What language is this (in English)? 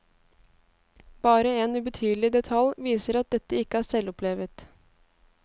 Norwegian